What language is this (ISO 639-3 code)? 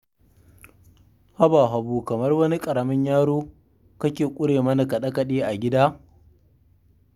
hau